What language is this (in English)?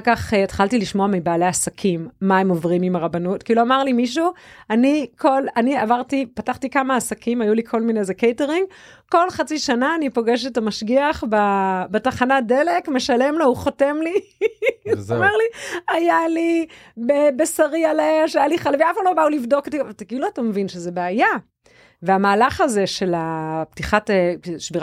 Hebrew